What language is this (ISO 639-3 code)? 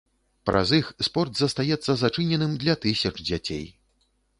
bel